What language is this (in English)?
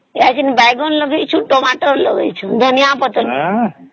Odia